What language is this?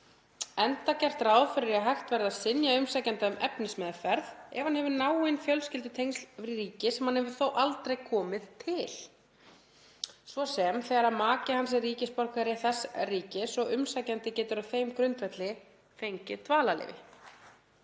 Icelandic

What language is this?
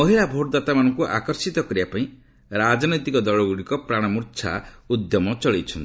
Odia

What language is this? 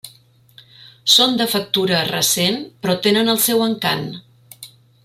Catalan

